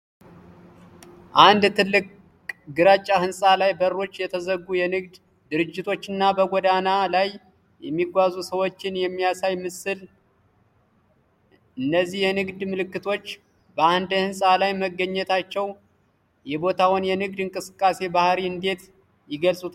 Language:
Amharic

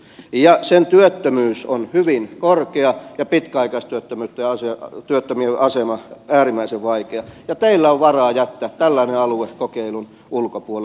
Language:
Finnish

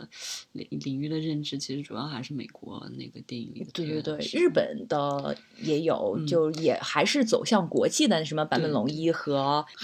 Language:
Chinese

